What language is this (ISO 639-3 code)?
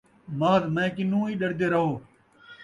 skr